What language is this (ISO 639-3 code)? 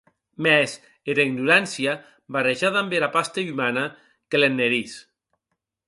oci